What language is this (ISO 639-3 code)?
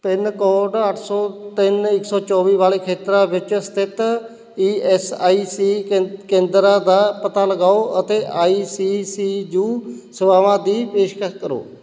pan